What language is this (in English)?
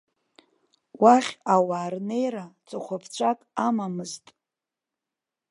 Abkhazian